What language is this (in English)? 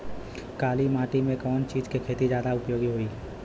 Bhojpuri